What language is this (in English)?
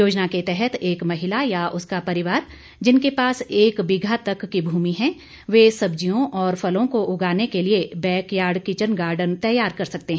Hindi